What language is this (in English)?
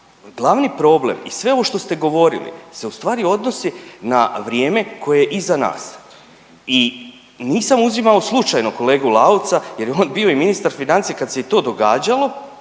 Croatian